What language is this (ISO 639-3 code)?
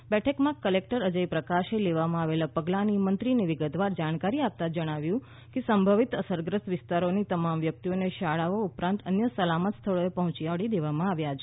guj